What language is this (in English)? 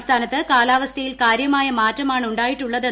Malayalam